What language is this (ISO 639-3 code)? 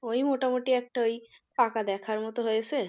ben